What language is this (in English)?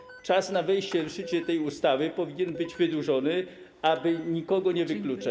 Polish